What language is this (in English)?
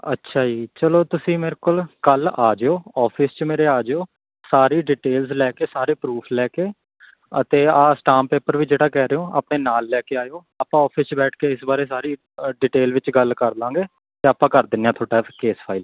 Punjabi